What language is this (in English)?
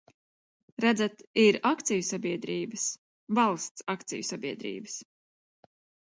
Latvian